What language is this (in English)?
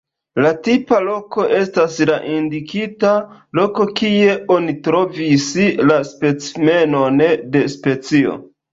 Esperanto